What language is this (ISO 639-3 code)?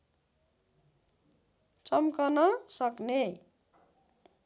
nep